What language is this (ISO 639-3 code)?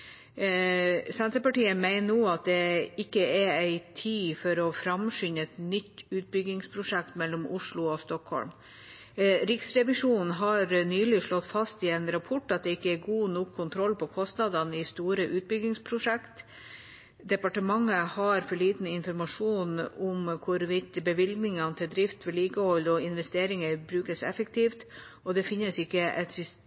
nob